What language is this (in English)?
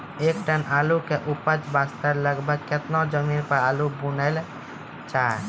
Maithili